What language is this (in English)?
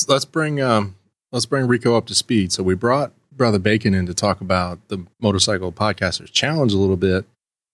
English